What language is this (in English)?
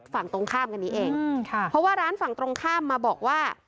Thai